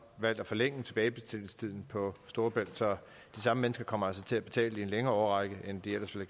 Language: Danish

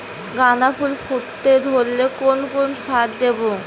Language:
Bangla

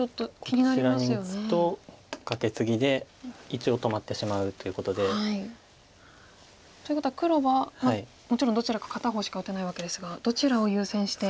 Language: Japanese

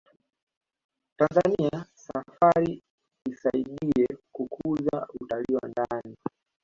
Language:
Swahili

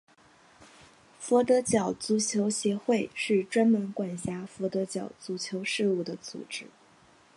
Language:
Chinese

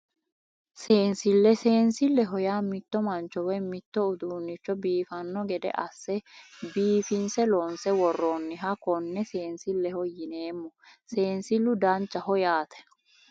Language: Sidamo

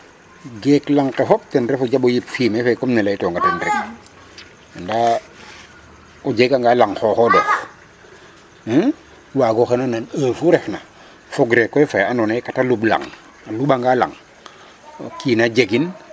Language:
Serer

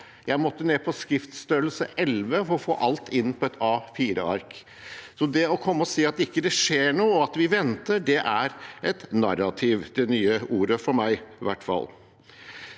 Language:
Norwegian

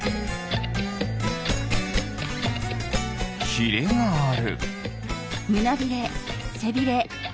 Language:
Japanese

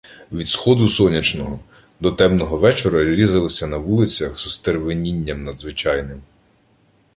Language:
Ukrainian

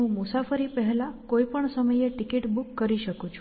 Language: Gujarati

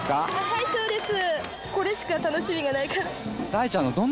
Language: Japanese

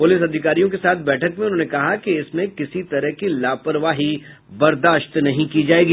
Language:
Hindi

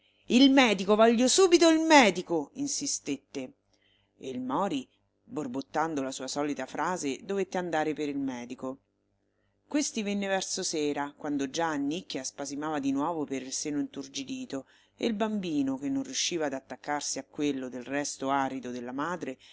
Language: Italian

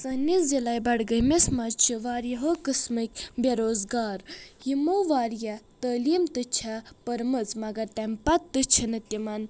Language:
Kashmiri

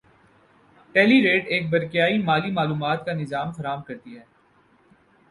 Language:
Urdu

